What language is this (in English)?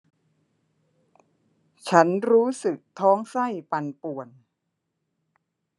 Thai